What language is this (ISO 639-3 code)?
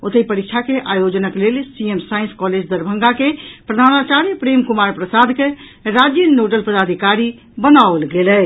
mai